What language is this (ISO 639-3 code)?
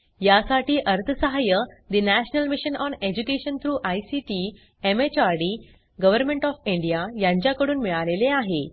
mar